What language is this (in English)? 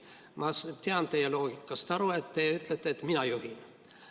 Estonian